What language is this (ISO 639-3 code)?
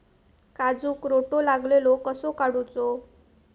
mar